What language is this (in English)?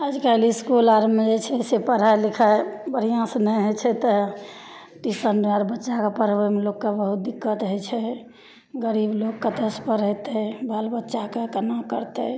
Maithili